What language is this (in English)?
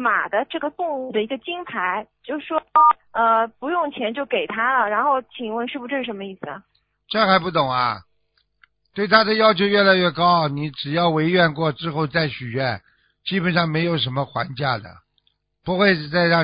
Chinese